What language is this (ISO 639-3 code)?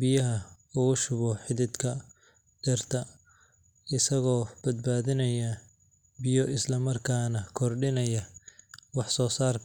som